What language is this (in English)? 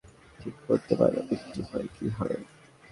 Bangla